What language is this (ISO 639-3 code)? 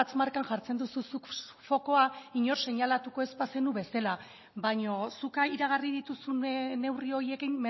eus